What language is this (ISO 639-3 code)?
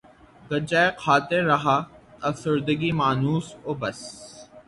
urd